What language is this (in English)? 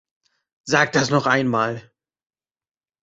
German